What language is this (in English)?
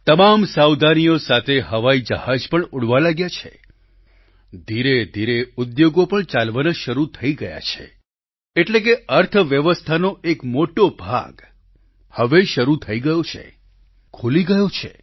Gujarati